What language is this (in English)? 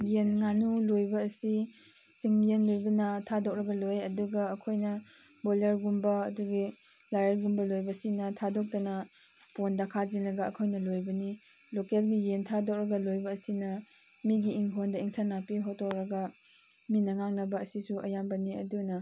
Manipuri